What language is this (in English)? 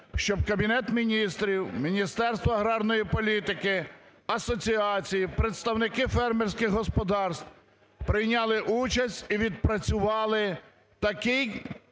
Ukrainian